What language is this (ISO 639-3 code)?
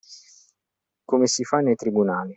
ita